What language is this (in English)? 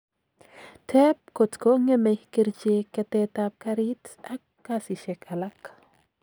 Kalenjin